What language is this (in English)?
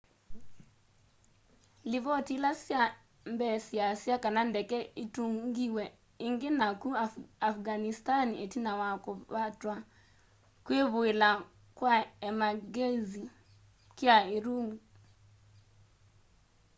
Kamba